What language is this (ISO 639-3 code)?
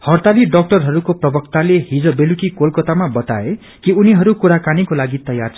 nep